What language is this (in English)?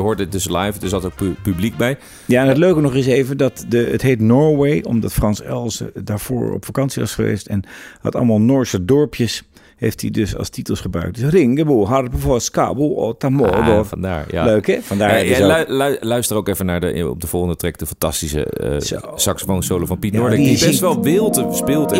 Dutch